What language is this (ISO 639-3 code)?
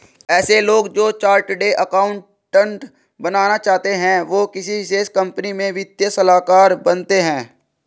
hin